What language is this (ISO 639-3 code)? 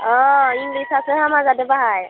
brx